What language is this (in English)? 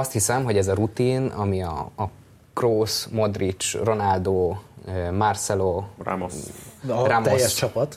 Hungarian